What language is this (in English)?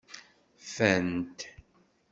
Kabyle